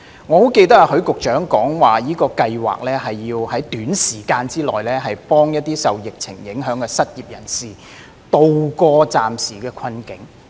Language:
Cantonese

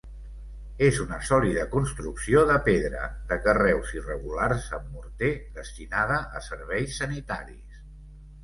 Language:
Catalan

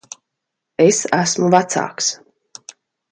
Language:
Latvian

